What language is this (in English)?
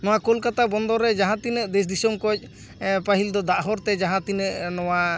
Santali